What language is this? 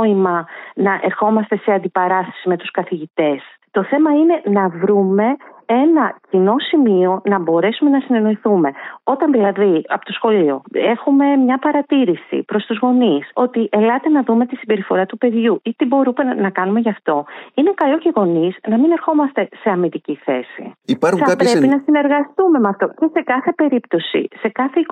Greek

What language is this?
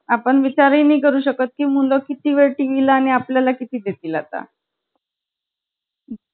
Marathi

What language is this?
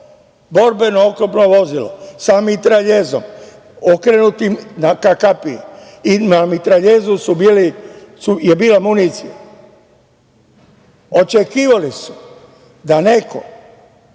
Serbian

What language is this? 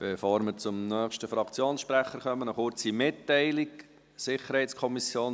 Swiss German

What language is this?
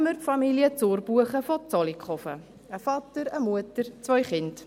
Swiss German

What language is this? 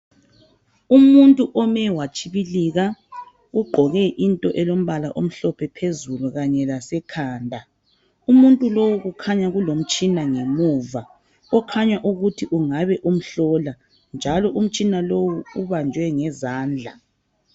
North Ndebele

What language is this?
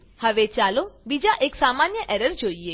Gujarati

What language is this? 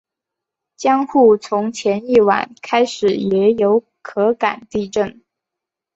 Chinese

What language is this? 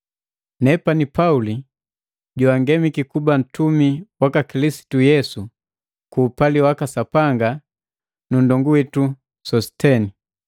Matengo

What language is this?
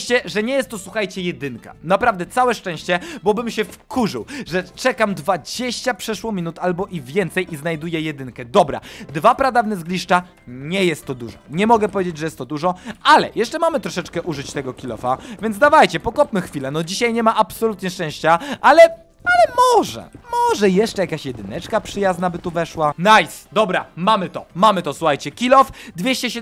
Polish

